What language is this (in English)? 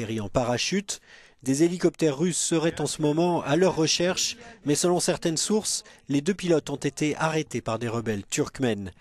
French